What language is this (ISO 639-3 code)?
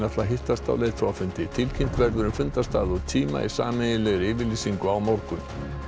isl